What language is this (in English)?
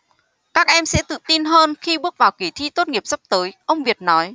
Vietnamese